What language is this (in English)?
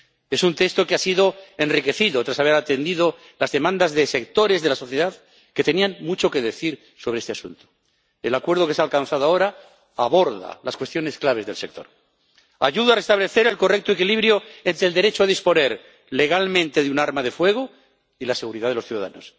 Spanish